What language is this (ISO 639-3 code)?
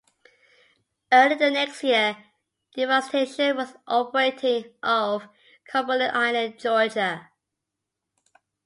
eng